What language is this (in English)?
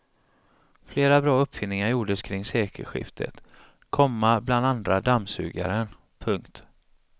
Swedish